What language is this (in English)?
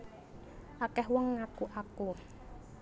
Javanese